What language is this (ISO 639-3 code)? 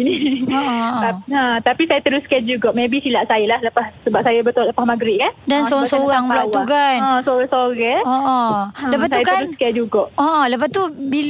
msa